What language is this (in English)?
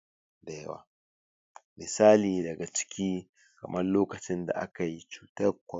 Hausa